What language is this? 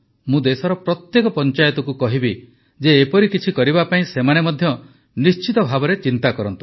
Odia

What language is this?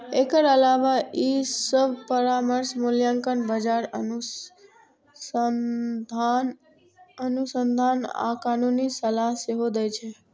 Maithili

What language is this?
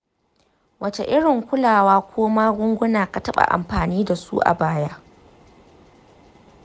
Hausa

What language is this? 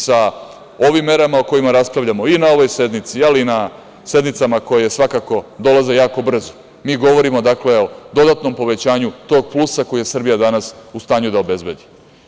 Serbian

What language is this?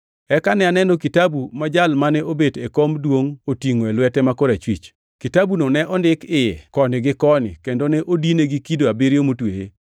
Luo (Kenya and Tanzania)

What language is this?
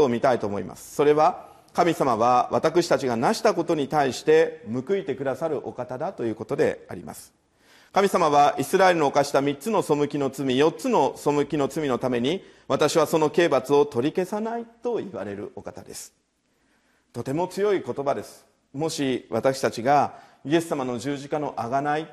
Japanese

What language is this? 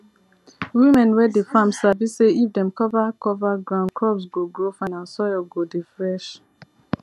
Nigerian Pidgin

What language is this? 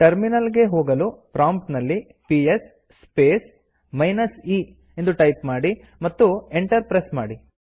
Kannada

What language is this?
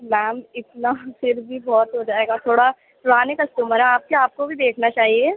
Urdu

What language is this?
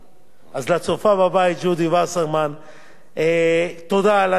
Hebrew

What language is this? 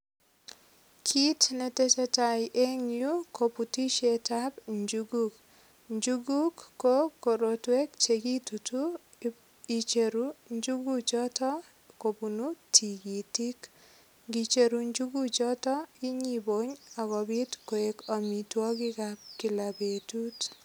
Kalenjin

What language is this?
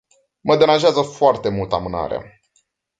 Romanian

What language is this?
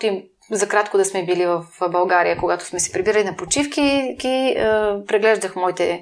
Bulgarian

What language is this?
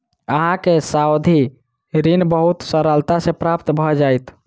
Maithili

